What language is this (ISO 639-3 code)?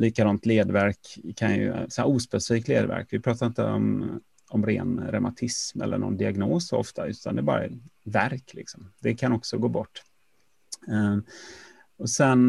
swe